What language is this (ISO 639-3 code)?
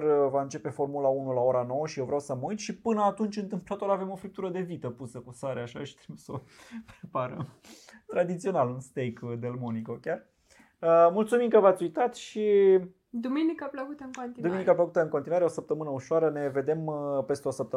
ron